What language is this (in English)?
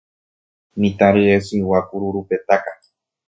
Guarani